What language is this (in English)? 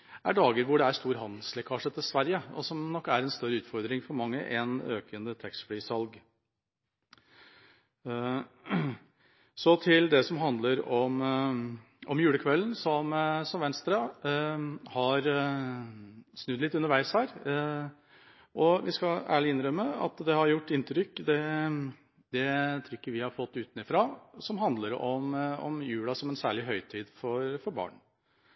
Norwegian Bokmål